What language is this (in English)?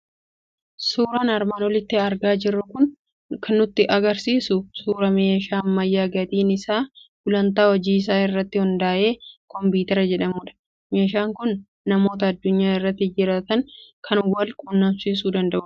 Oromo